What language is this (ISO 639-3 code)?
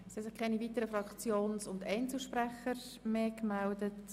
gsw